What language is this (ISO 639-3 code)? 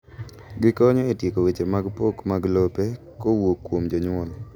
luo